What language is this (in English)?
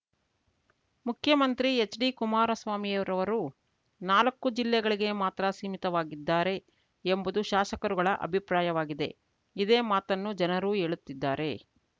Kannada